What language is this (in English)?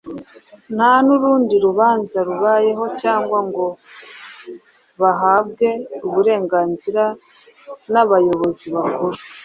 Kinyarwanda